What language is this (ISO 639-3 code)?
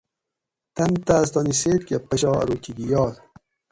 gwc